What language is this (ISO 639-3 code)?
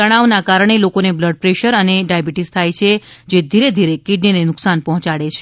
guj